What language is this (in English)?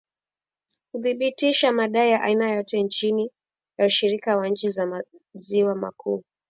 Swahili